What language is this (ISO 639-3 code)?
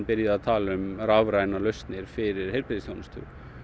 isl